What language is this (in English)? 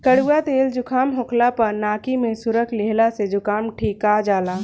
Bhojpuri